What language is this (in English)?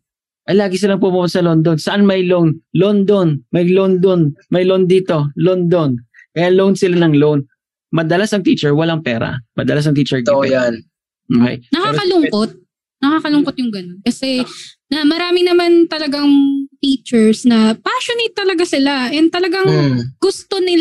Filipino